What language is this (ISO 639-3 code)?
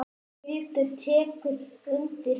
isl